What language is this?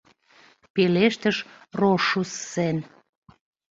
Mari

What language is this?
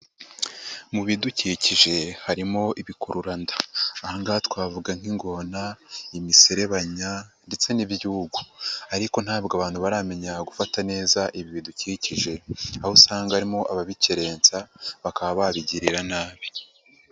Kinyarwanda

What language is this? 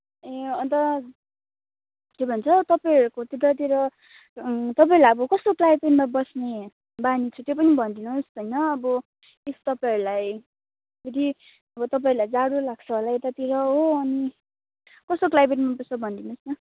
Nepali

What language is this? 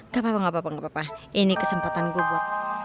Indonesian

